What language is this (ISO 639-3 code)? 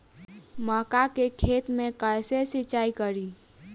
bho